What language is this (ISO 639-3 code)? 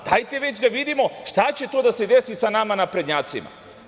srp